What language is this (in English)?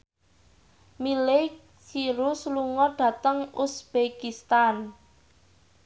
Javanese